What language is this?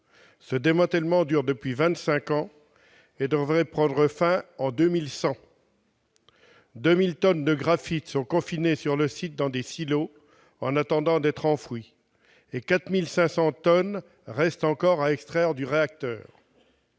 French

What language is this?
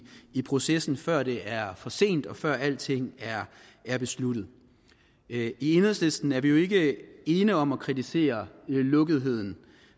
Danish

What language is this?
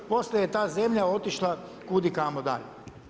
Croatian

